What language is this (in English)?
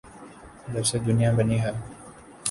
Urdu